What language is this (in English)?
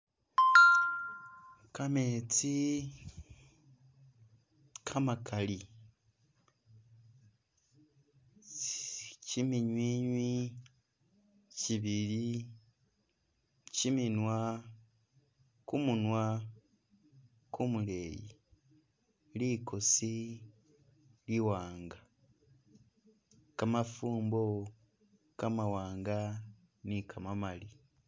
Masaaba